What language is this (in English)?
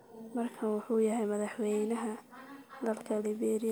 Somali